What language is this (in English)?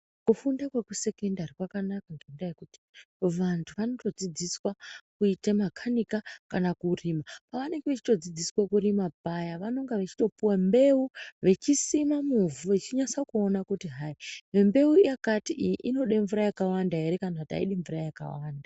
Ndau